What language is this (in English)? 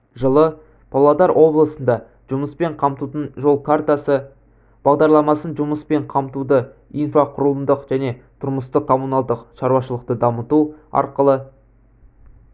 Kazakh